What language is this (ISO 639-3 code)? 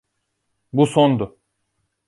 tur